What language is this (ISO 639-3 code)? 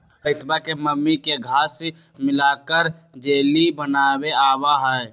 mag